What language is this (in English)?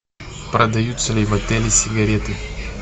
Russian